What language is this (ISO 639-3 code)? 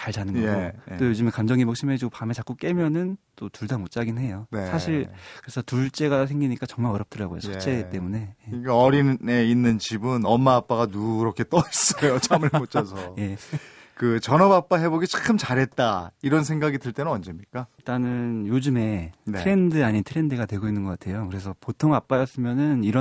kor